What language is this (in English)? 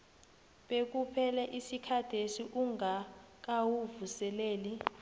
South Ndebele